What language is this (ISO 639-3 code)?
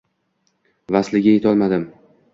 uzb